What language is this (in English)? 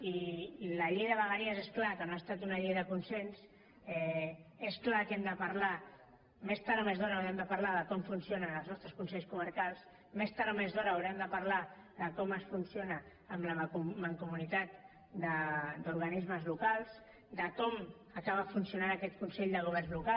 Catalan